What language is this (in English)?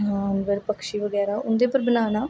Dogri